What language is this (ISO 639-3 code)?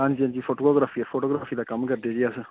doi